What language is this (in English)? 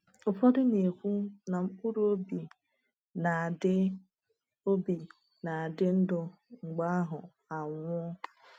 Igbo